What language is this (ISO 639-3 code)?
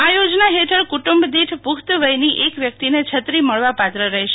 guj